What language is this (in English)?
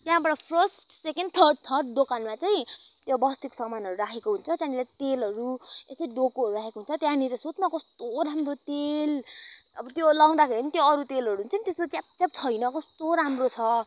Nepali